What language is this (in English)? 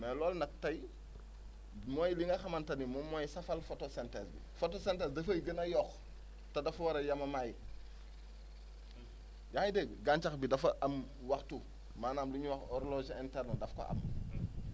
Wolof